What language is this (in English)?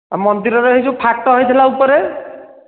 Odia